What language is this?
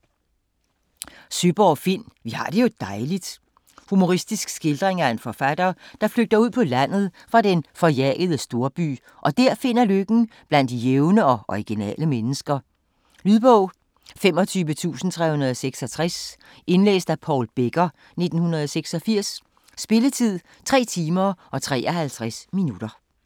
Danish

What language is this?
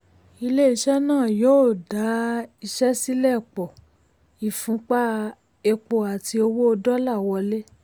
Yoruba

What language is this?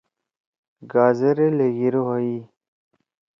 Torwali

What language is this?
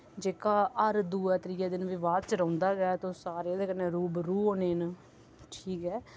Dogri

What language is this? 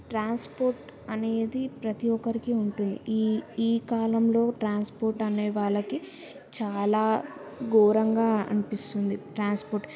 Telugu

